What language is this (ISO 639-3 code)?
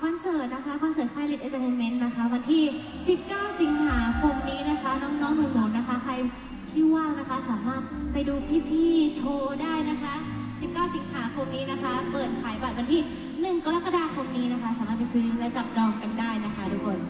tha